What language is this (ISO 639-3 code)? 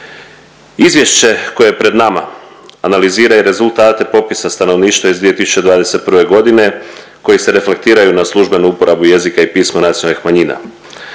hrv